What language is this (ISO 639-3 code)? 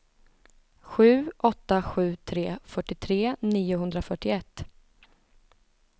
swe